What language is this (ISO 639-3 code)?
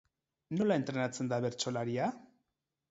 eus